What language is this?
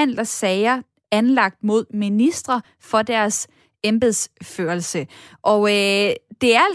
Danish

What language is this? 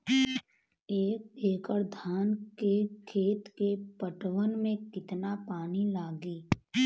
Bhojpuri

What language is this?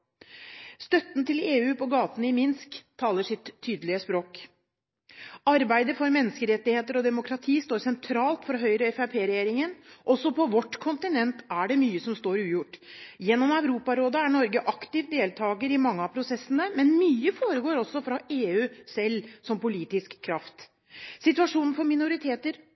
Norwegian Bokmål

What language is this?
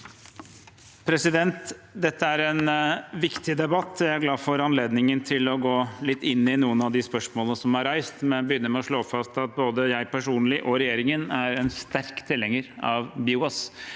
Norwegian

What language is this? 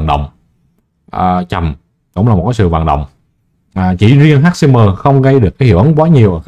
Vietnamese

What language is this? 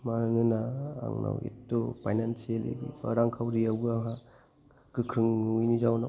Bodo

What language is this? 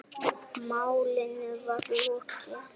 Icelandic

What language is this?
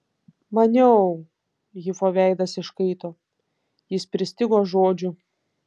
Lithuanian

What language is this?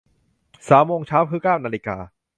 Thai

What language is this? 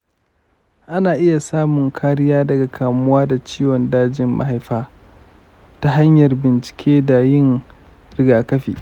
Hausa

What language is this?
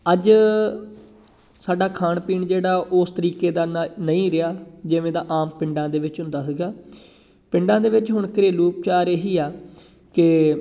Punjabi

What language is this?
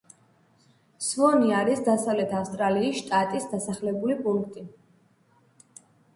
Georgian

